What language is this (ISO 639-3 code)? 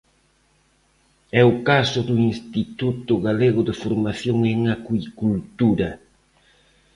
glg